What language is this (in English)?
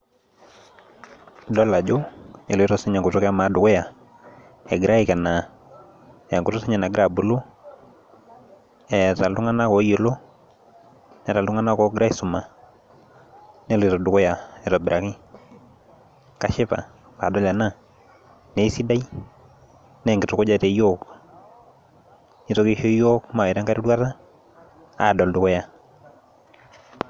Masai